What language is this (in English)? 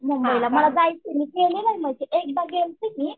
Marathi